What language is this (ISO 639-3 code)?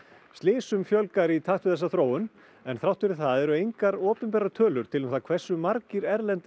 isl